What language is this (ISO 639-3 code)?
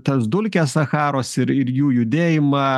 lit